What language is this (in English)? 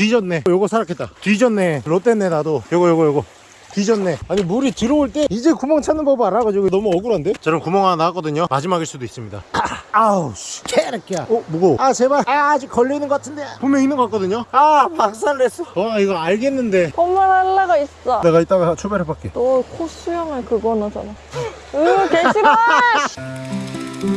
Korean